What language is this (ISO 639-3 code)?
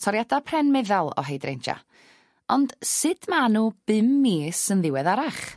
cym